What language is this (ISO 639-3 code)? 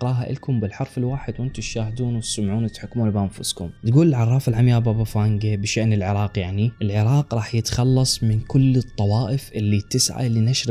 ara